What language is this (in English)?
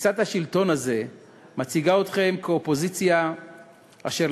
Hebrew